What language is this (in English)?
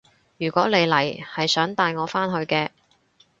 Cantonese